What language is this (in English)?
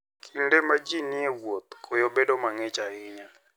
Luo (Kenya and Tanzania)